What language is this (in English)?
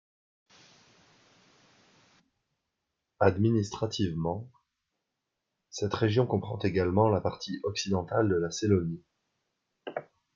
French